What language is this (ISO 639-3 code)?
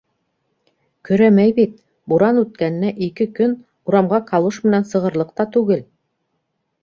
bak